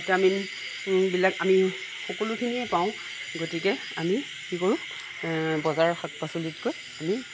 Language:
Assamese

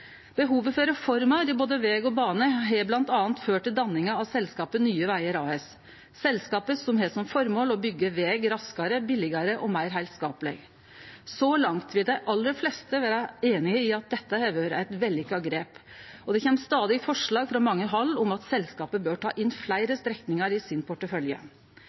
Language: Norwegian Nynorsk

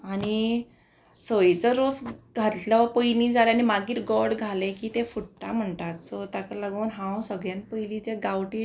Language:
Konkani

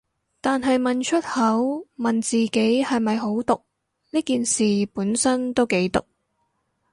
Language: Cantonese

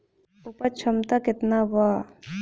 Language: Bhojpuri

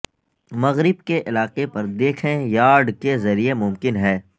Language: Urdu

